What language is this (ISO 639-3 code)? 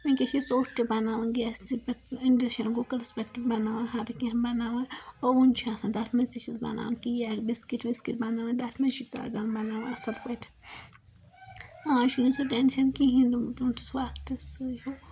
kas